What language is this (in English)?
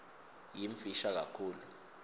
Swati